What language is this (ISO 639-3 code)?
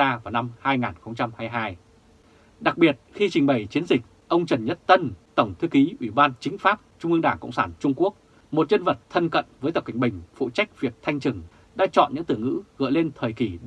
vie